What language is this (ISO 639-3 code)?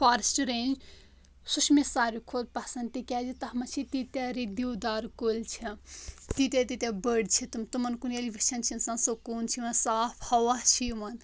kas